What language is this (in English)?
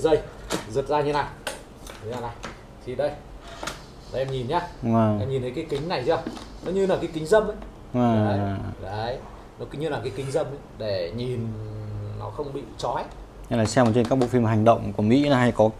Vietnamese